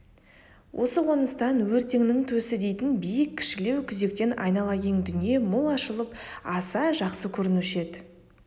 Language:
Kazakh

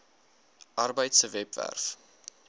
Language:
Afrikaans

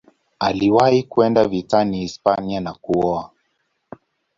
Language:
Swahili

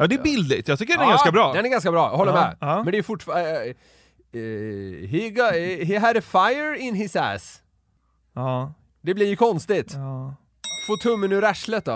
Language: Swedish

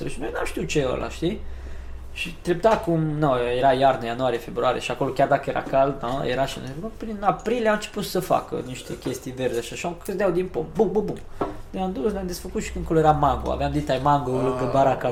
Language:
Romanian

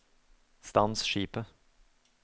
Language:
Norwegian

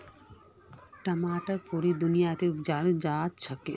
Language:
Magahi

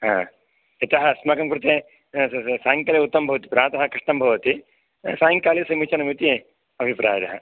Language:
Sanskrit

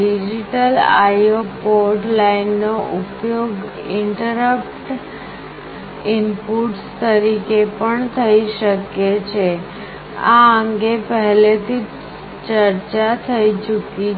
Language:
Gujarati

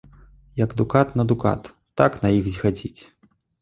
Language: Belarusian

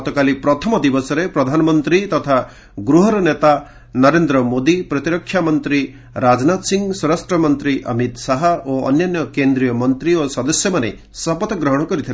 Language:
Odia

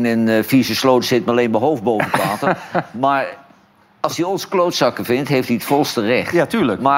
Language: Dutch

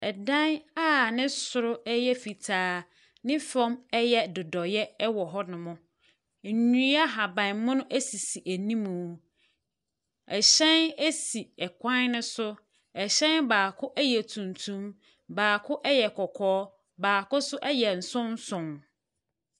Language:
Akan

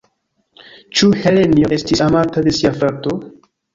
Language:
Esperanto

